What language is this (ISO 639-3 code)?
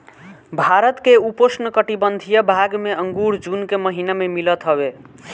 bho